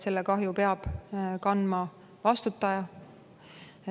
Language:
Estonian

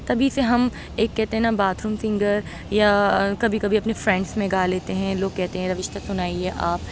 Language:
Urdu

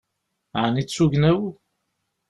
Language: Kabyle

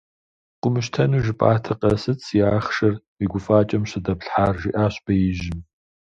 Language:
Kabardian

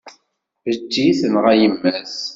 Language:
Kabyle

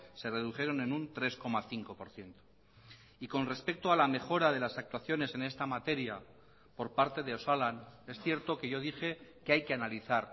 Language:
Spanish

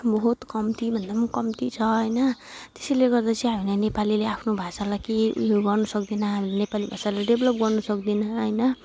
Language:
Nepali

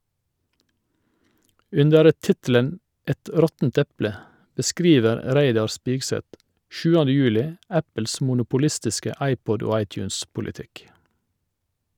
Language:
Norwegian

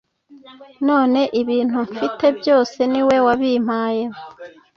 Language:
Kinyarwanda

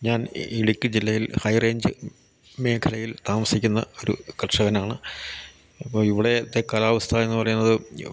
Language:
Malayalam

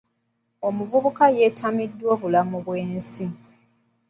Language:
Ganda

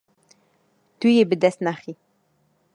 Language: Kurdish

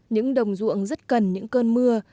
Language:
Vietnamese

